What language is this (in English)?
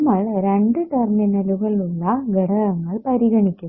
Malayalam